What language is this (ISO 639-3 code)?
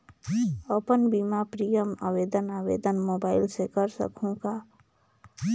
hne